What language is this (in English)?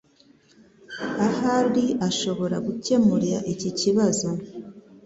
Kinyarwanda